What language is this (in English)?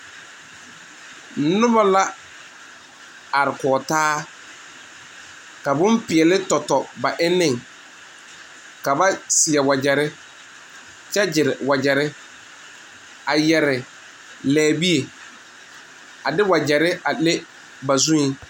Southern Dagaare